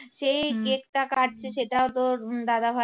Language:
Bangla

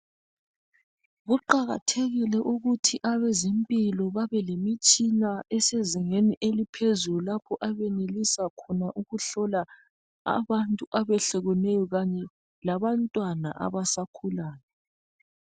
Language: North Ndebele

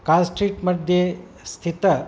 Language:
Sanskrit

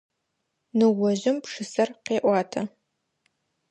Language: Adyghe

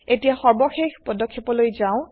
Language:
Assamese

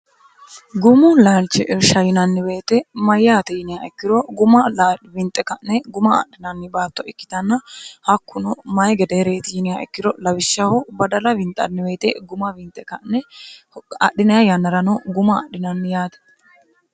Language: Sidamo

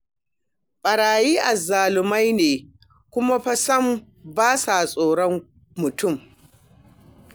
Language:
Hausa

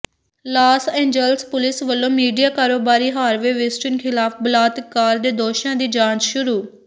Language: Punjabi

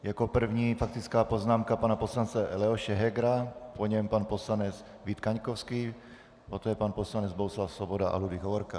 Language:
Czech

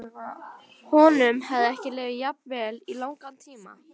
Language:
Icelandic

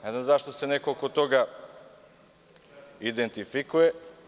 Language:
Serbian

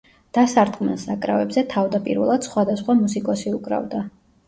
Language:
Georgian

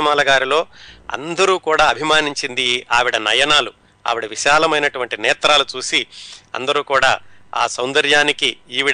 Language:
Telugu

